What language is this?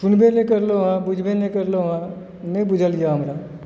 Maithili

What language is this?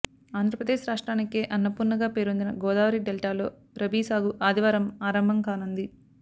Telugu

